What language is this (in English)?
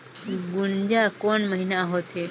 Chhattisgarhi